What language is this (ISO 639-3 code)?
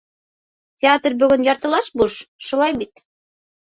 bak